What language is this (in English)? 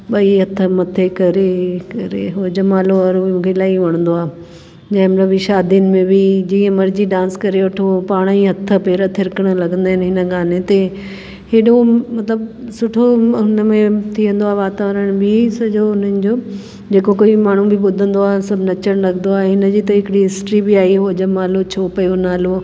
Sindhi